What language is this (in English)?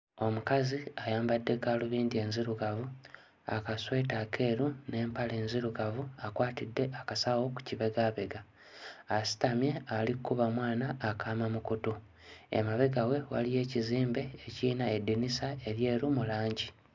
Ganda